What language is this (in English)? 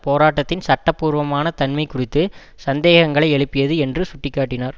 Tamil